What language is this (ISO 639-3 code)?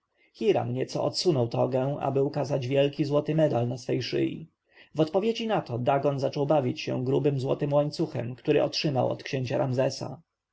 pol